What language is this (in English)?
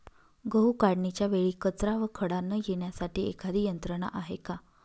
Marathi